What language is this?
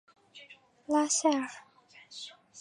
Chinese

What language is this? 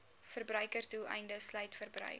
Afrikaans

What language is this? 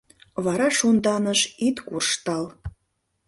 Mari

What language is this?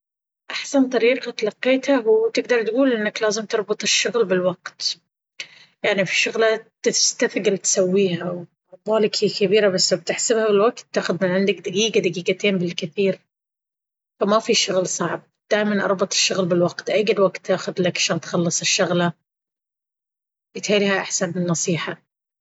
Baharna Arabic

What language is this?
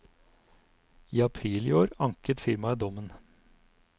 Norwegian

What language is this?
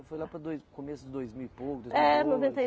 Portuguese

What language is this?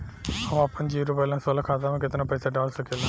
Bhojpuri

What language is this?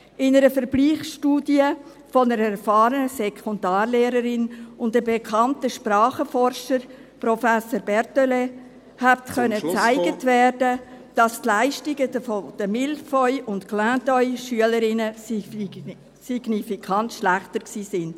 Swiss German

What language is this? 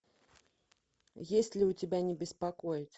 Russian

